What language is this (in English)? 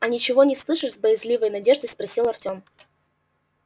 Russian